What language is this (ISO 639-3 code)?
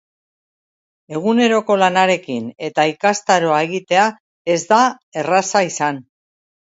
eus